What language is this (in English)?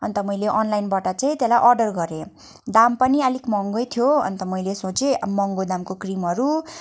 Nepali